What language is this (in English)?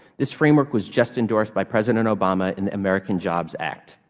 English